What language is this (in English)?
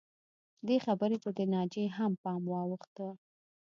Pashto